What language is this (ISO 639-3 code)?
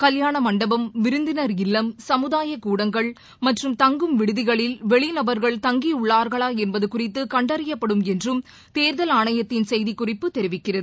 tam